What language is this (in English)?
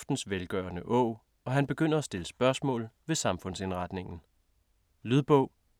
Danish